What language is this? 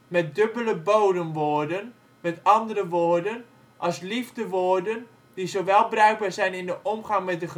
Dutch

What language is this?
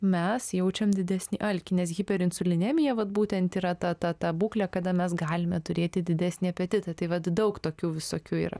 Lithuanian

